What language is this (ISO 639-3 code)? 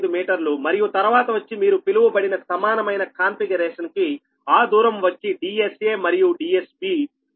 tel